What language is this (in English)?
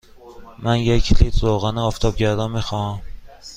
Persian